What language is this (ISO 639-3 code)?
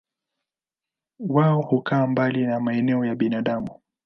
swa